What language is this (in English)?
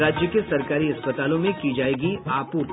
Hindi